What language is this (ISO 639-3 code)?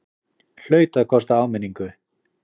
isl